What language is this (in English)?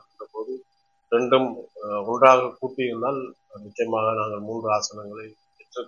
Tamil